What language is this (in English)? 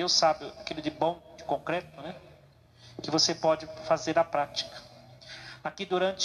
Portuguese